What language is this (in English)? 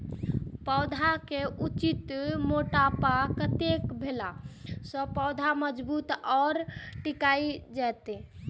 Maithili